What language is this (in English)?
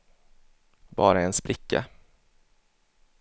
Swedish